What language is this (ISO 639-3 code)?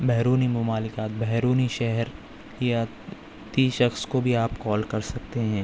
urd